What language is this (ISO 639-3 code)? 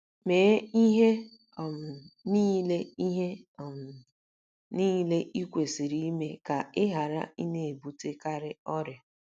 ibo